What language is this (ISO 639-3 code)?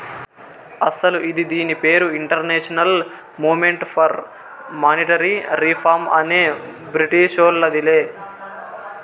tel